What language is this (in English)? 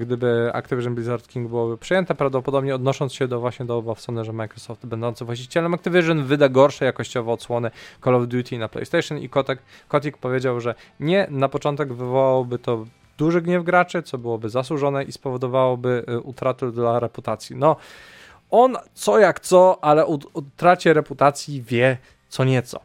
Polish